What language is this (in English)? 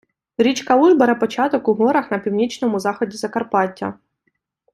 Ukrainian